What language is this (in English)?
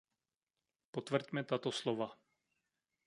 Czech